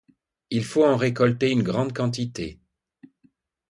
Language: French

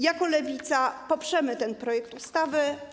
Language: Polish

